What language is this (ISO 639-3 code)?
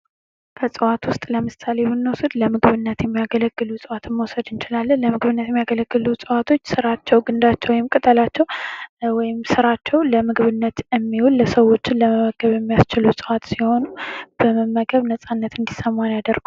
amh